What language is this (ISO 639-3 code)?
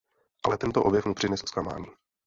ces